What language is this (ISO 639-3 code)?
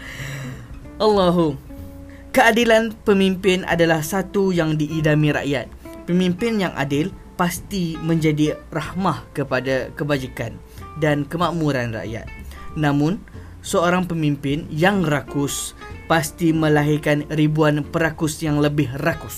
msa